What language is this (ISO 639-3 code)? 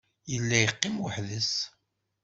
kab